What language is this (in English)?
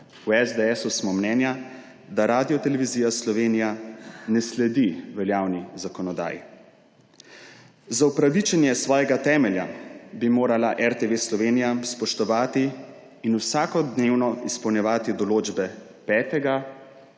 Slovenian